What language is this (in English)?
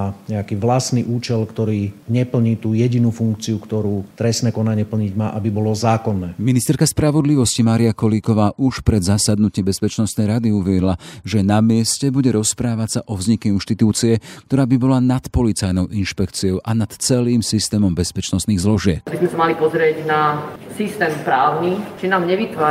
Slovak